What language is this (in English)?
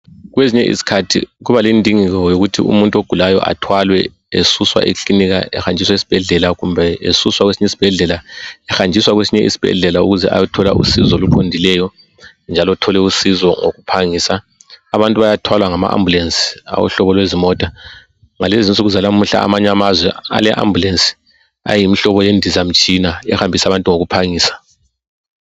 North Ndebele